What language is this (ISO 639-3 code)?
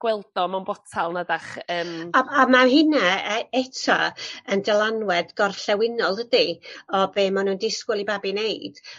cym